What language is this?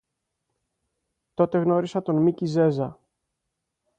Greek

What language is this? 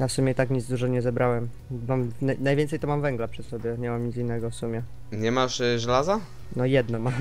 Polish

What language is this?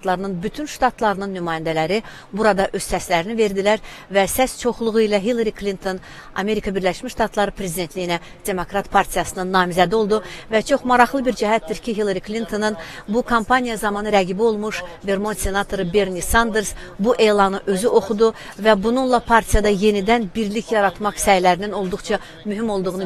Turkish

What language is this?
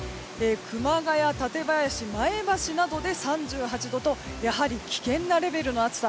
Japanese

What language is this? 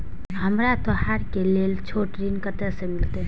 Maithili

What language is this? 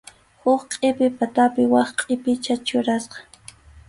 Arequipa-La Unión Quechua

